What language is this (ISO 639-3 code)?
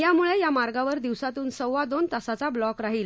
mar